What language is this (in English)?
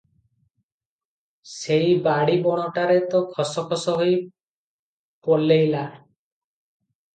Odia